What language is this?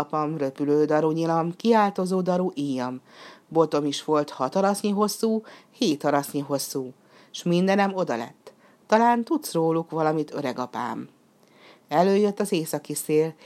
Hungarian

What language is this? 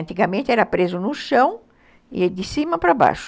Portuguese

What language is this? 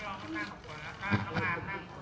Thai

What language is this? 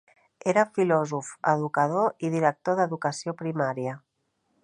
Catalan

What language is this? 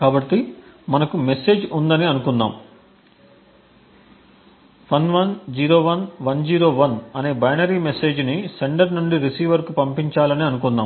Telugu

